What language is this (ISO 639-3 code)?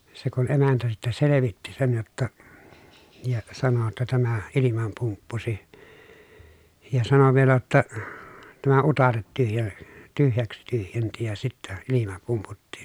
fin